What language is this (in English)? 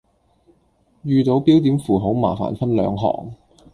Cantonese